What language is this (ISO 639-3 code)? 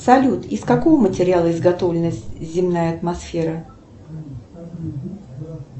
rus